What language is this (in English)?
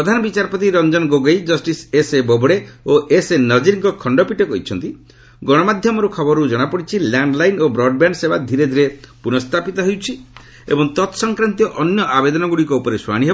Odia